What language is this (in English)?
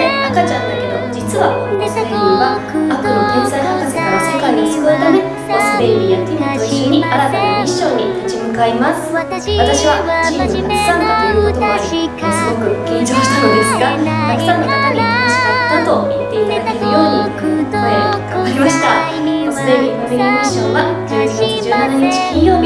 Japanese